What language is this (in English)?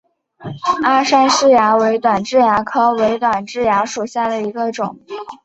Chinese